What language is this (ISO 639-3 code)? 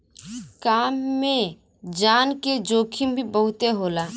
bho